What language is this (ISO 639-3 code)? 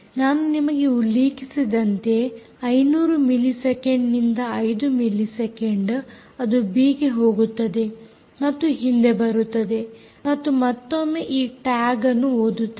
kan